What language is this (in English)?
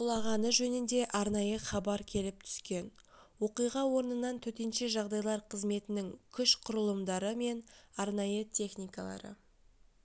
Kazakh